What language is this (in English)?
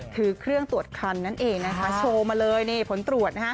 Thai